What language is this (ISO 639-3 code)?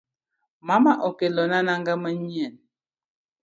luo